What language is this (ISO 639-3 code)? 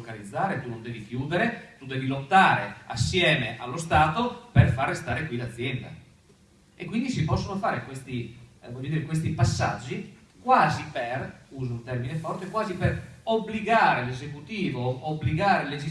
ita